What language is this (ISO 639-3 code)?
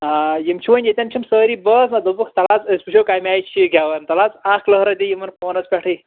kas